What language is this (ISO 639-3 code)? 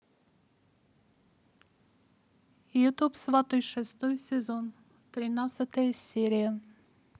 rus